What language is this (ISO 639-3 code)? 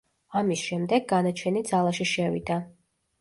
kat